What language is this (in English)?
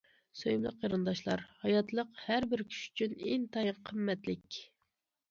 Uyghur